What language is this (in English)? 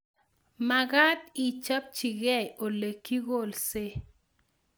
Kalenjin